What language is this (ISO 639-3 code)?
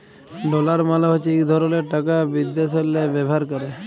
ben